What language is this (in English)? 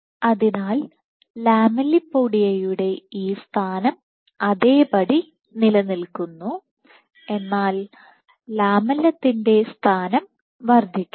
Malayalam